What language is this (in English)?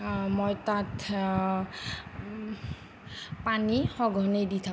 Assamese